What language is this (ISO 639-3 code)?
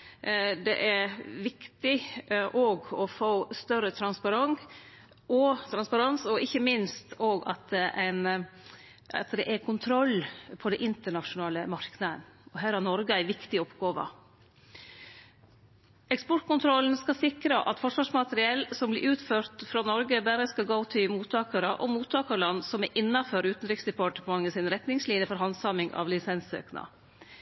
nno